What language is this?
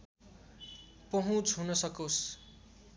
Nepali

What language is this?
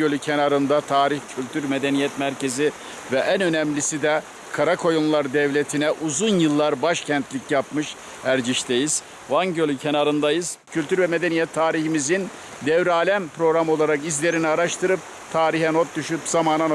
Turkish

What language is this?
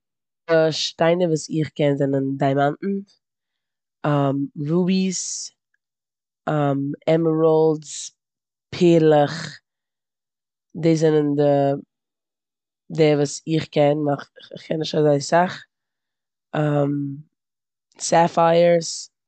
Yiddish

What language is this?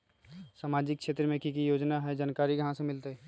Magahi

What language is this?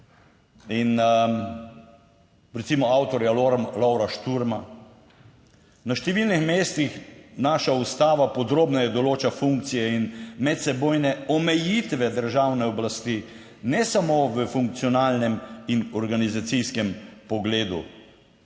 Slovenian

